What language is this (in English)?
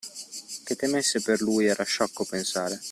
Italian